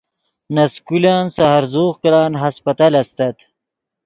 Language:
Yidgha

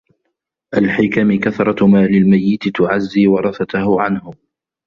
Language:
Arabic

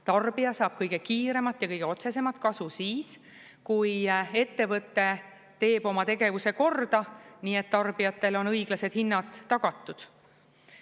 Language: Estonian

